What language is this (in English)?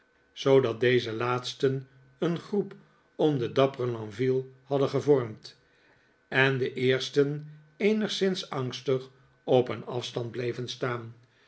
Dutch